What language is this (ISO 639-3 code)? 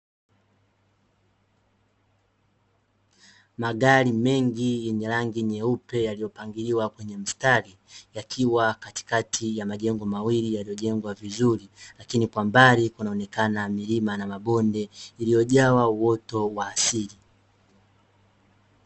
swa